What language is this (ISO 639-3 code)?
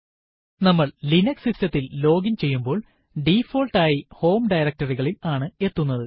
mal